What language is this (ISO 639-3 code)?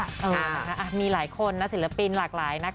tha